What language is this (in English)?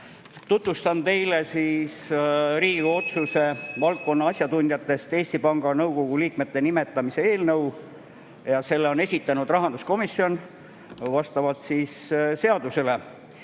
Estonian